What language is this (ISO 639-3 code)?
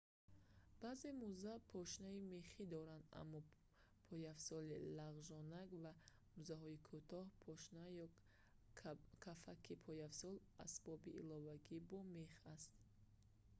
tgk